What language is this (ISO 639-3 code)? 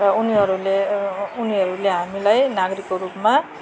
nep